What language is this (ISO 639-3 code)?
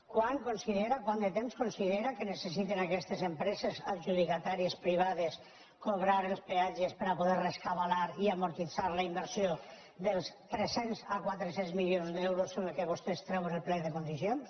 cat